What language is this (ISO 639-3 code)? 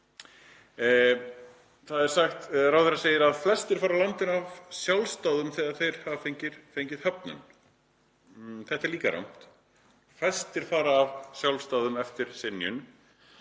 isl